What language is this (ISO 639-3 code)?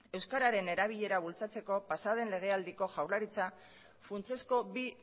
eus